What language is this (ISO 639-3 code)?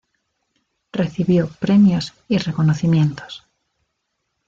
spa